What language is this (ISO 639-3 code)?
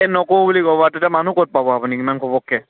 asm